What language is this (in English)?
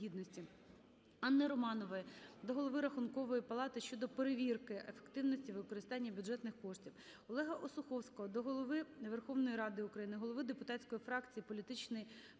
Ukrainian